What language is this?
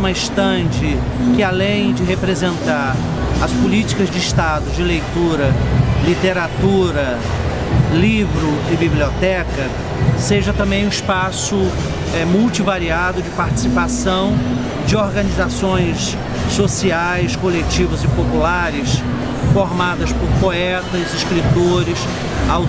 Portuguese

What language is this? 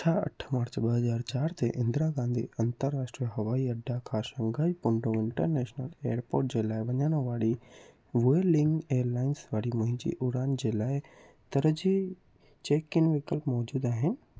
Sindhi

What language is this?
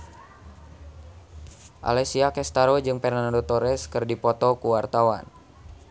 Sundanese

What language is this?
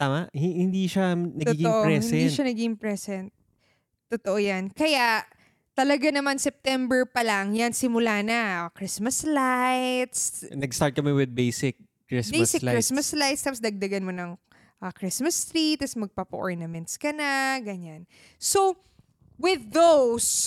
Filipino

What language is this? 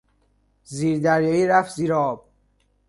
Persian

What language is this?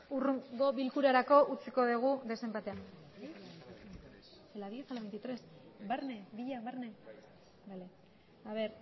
Basque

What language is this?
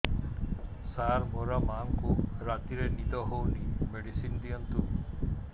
Odia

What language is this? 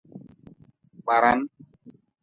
Nawdm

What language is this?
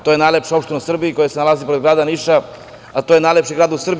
Serbian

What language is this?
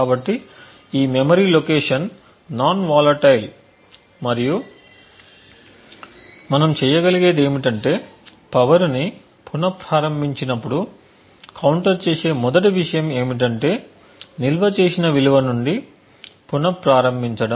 Telugu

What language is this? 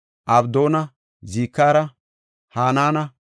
Gofa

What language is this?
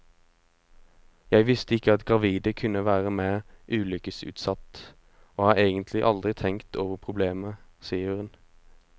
Norwegian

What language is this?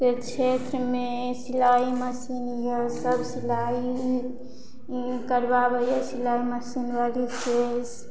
Maithili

